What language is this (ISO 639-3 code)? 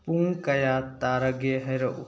mni